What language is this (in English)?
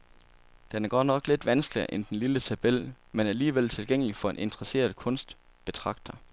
Danish